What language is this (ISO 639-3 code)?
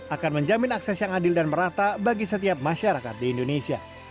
ind